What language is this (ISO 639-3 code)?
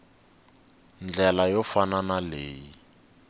tso